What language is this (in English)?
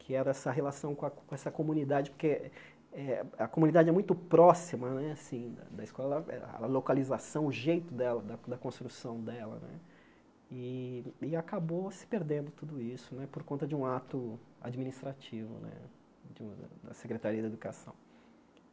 Portuguese